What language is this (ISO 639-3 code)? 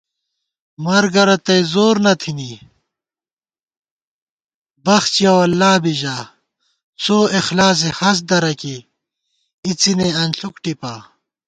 gwt